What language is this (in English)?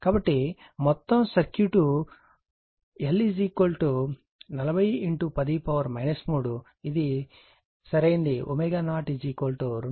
Telugu